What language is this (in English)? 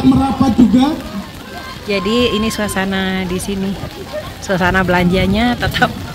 Indonesian